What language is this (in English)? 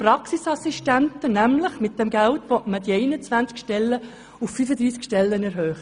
Swiss German